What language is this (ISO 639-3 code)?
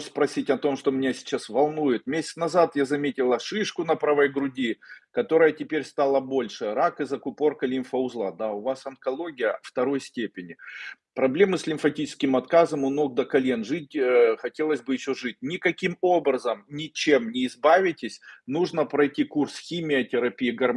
rus